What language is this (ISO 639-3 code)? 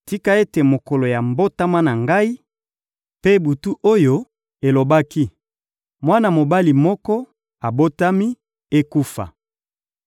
lin